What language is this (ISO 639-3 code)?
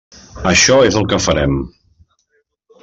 cat